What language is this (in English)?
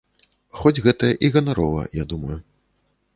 Belarusian